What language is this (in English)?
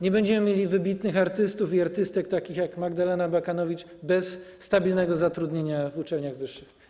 Polish